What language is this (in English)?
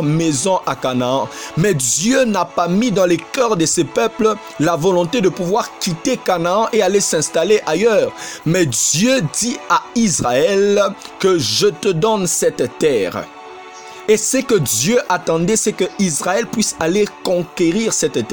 French